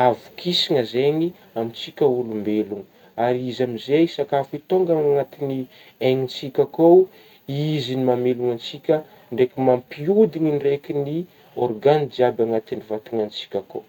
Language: Northern Betsimisaraka Malagasy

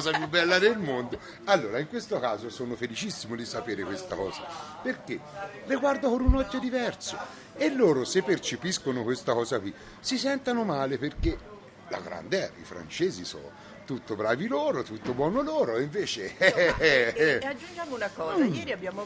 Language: Italian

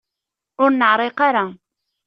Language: Kabyle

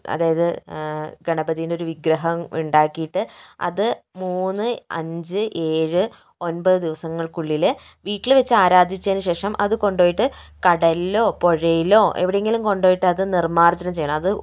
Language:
Malayalam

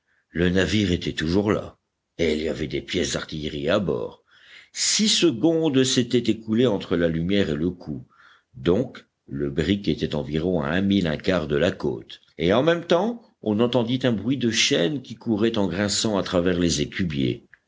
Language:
French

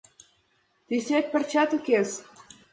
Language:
Mari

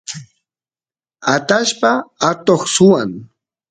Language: Santiago del Estero Quichua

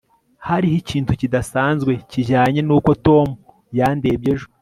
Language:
Kinyarwanda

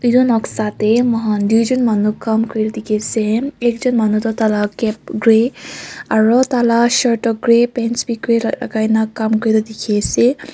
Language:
Naga Pidgin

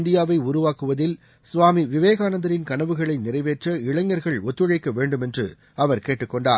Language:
Tamil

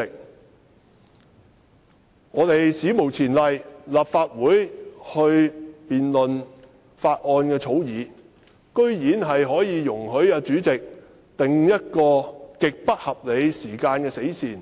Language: Cantonese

